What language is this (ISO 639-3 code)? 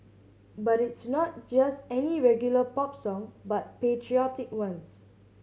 eng